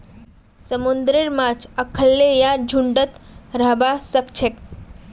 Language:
Magahi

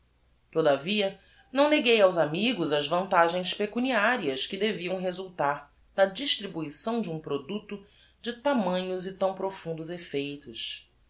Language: Portuguese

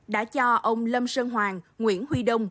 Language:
Vietnamese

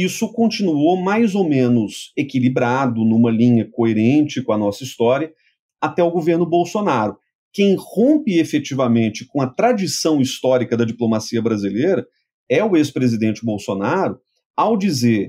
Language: Portuguese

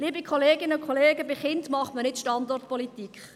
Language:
Swiss German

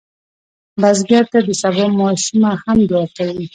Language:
Pashto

